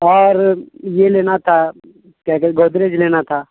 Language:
Urdu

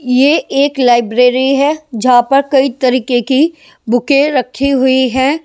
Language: Hindi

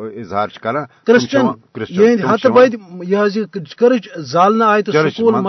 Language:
Urdu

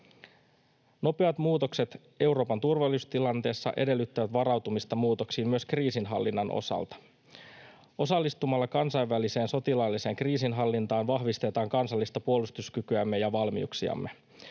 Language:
Finnish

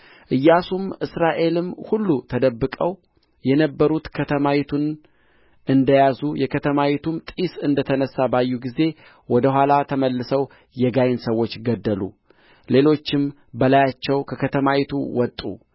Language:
Amharic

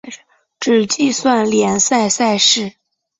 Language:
Chinese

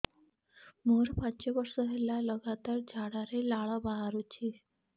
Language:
Odia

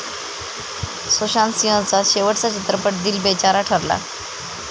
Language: Marathi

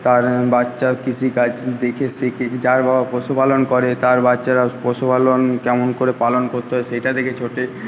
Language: Bangla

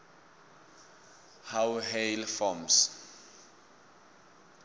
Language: South Ndebele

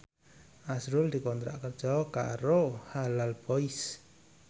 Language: Javanese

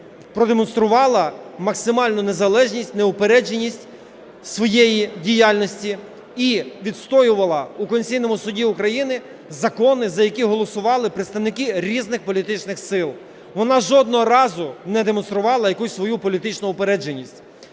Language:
Ukrainian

